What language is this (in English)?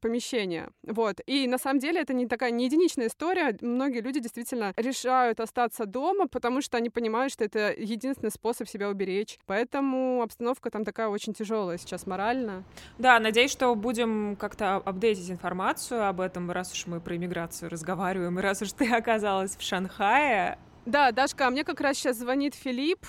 Russian